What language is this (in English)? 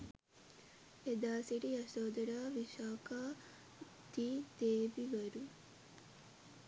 Sinhala